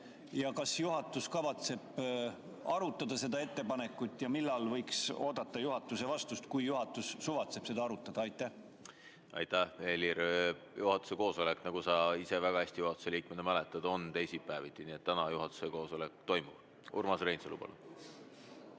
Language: Estonian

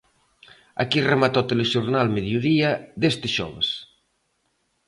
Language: Galician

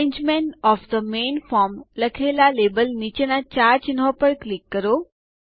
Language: Gujarati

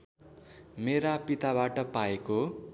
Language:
Nepali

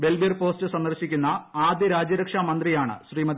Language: Malayalam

